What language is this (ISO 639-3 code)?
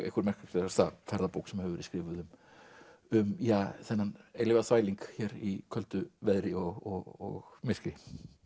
isl